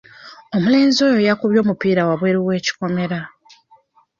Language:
Ganda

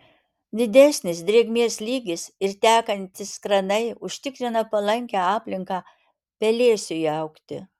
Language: Lithuanian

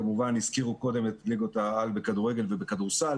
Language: Hebrew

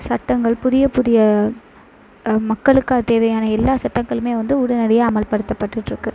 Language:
Tamil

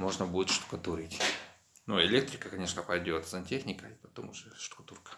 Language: Russian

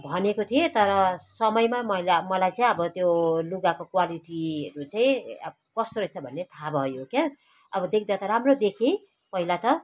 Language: Nepali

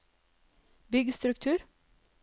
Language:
Norwegian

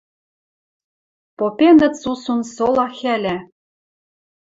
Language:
Western Mari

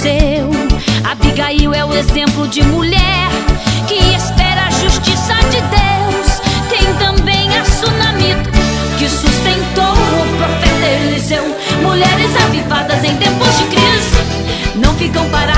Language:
Portuguese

